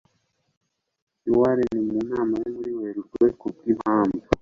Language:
Kinyarwanda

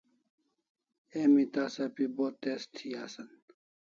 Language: Kalasha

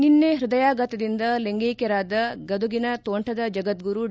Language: Kannada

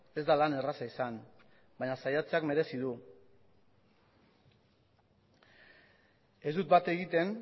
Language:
Basque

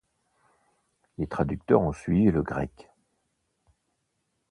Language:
French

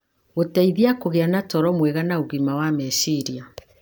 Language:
Kikuyu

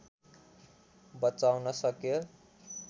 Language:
Nepali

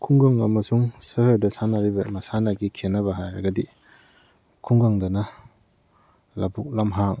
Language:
Manipuri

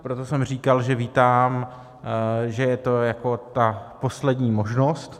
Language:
Czech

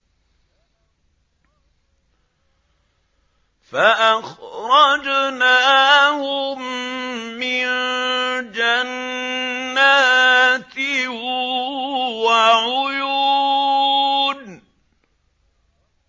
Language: Arabic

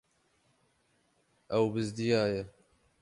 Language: Kurdish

